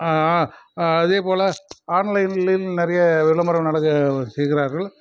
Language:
Tamil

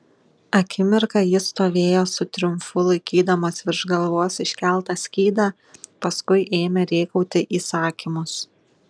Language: Lithuanian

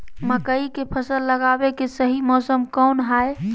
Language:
Magahi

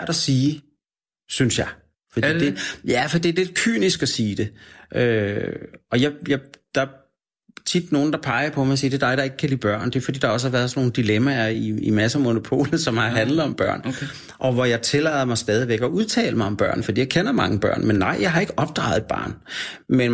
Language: Danish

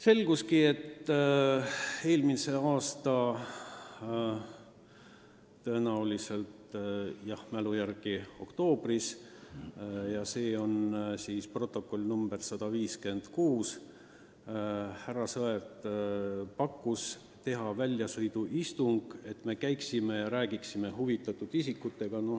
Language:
Estonian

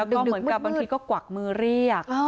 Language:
Thai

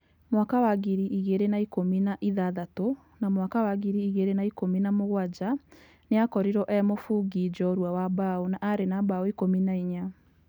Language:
Kikuyu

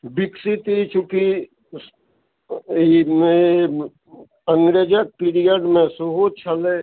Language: Maithili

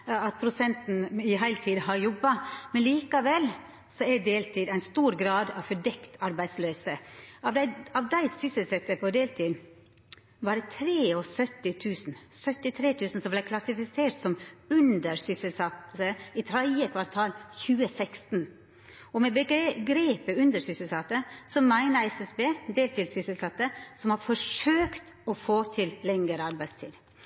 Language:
Norwegian Nynorsk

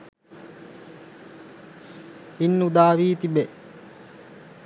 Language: Sinhala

